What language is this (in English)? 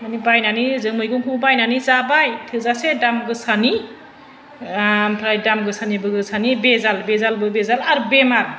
Bodo